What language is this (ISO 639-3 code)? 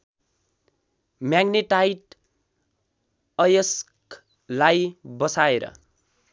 nep